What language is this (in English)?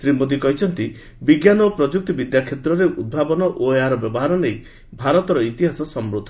Odia